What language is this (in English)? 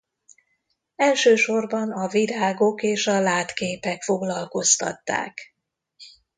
Hungarian